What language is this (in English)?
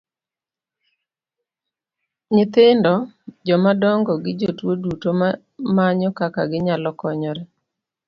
Luo (Kenya and Tanzania)